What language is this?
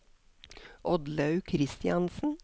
Norwegian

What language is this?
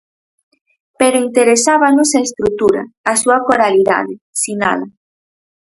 Galician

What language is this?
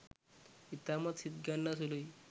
Sinhala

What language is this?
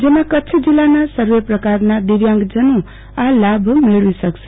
Gujarati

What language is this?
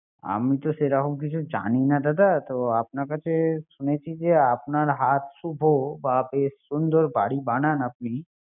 Bangla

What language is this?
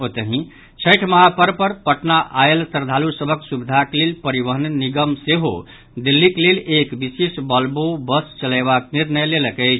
Maithili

